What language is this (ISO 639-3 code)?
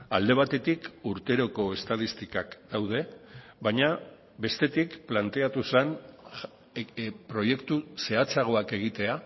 eus